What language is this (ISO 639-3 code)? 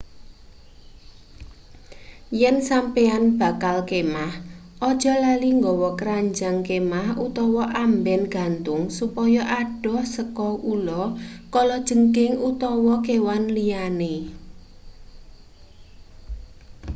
jav